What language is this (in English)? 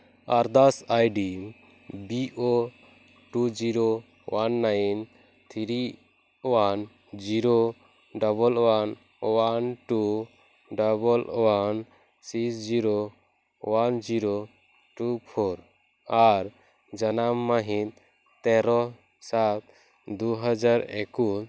Santali